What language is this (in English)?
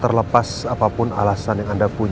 Indonesian